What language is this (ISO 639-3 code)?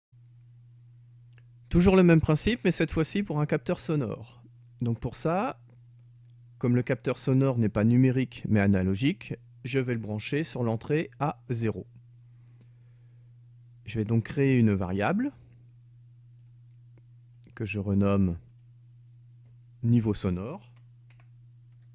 fra